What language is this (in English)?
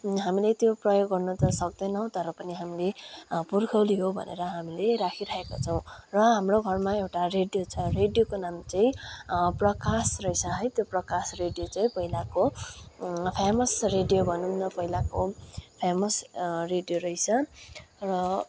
Nepali